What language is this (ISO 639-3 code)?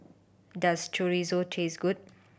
eng